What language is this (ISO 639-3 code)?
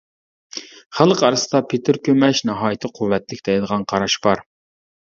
uig